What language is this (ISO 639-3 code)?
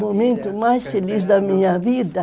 por